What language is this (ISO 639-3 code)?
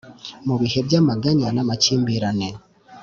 kin